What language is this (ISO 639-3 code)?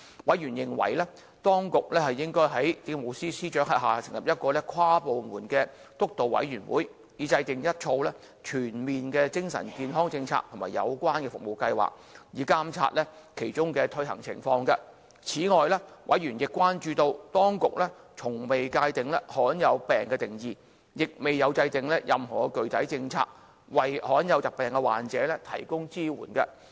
yue